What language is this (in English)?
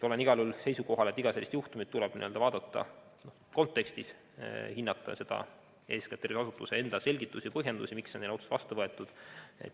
Estonian